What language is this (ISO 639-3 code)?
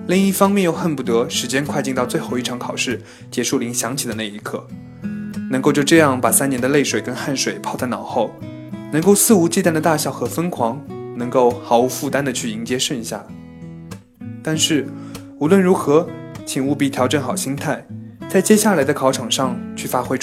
zho